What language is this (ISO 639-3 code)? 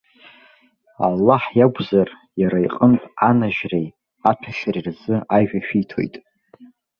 abk